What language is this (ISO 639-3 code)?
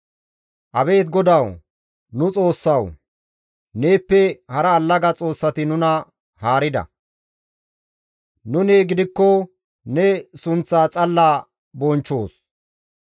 gmv